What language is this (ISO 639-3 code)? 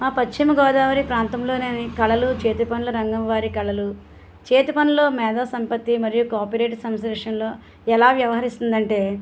tel